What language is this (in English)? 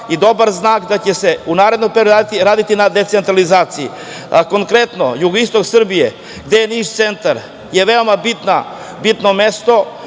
Serbian